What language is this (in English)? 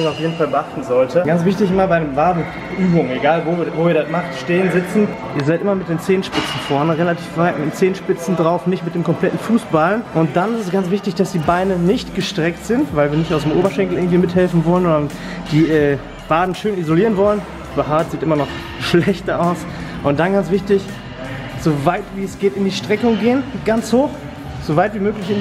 German